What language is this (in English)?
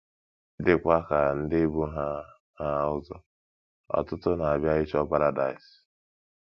Igbo